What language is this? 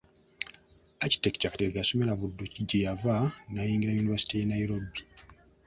Ganda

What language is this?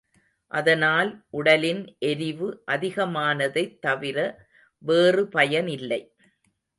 Tamil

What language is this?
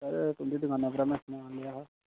Dogri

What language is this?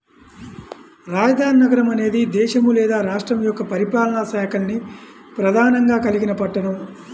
Telugu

